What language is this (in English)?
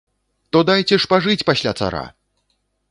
Belarusian